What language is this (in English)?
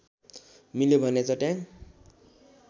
Nepali